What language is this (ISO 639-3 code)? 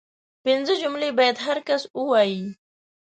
pus